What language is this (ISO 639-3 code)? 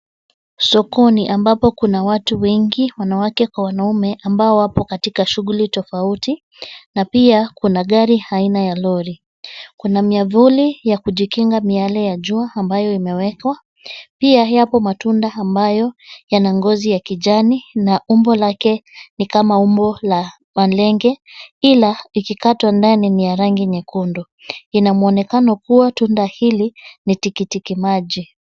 swa